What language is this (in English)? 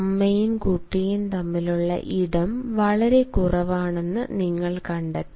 Malayalam